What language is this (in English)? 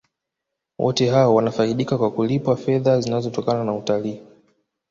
Swahili